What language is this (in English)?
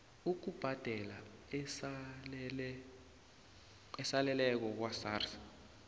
South Ndebele